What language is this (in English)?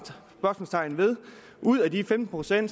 Danish